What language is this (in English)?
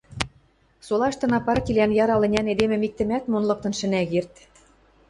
Western Mari